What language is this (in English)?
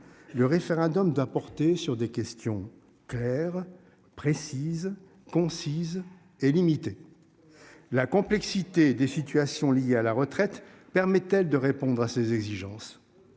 French